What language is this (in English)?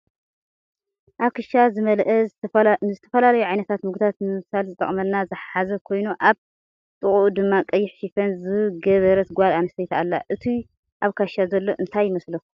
Tigrinya